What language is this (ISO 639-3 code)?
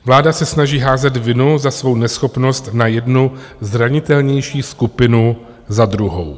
ces